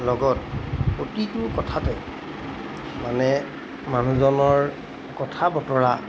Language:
Assamese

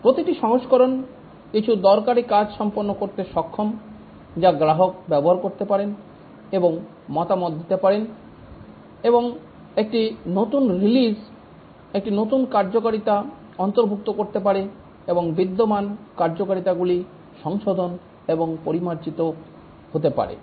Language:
Bangla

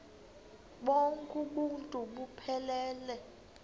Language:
Xhosa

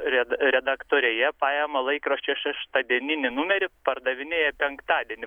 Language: Lithuanian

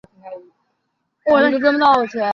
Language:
Chinese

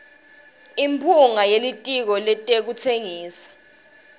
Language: Swati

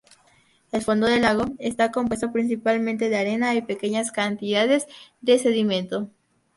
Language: Spanish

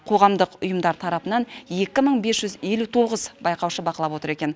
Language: Kazakh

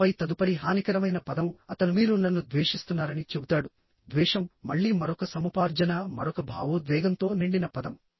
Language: Telugu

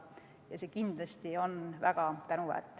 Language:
Estonian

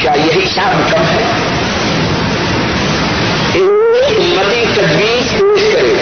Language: Urdu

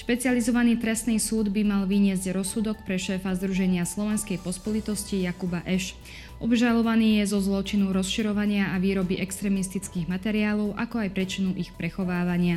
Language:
Slovak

